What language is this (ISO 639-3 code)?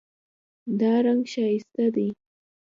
pus